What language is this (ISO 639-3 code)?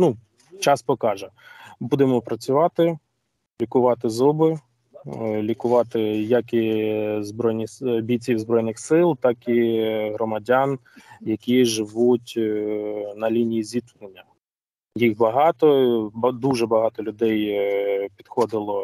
ukr